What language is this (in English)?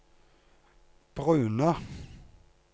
Norwegian